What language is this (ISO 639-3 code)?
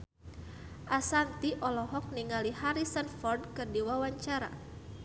sun